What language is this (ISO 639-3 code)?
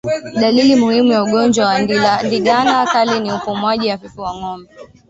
swa